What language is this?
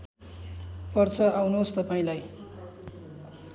Nepali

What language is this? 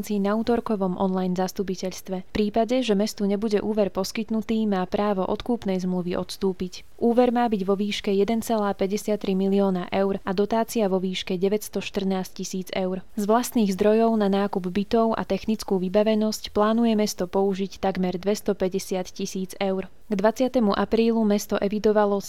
Slovak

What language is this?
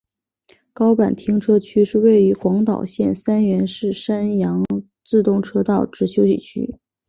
Chinese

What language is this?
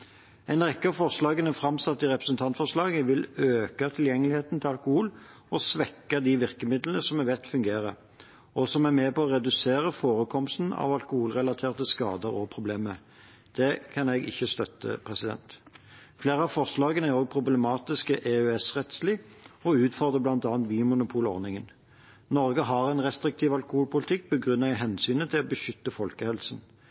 Norwegian Bokmål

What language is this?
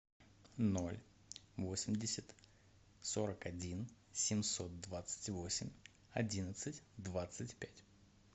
Russian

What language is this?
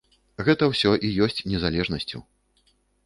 Belarusian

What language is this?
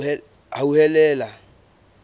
Southern Sotho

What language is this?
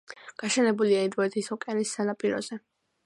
Georgian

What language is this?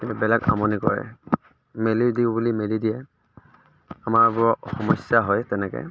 Assamese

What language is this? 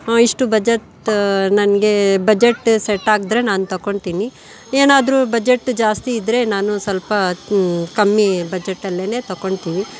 Kannada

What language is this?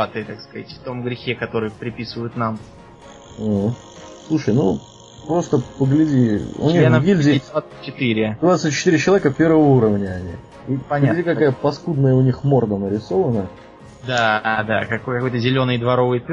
Russian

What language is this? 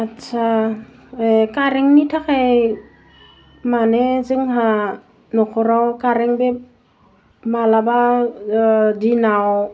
Bodo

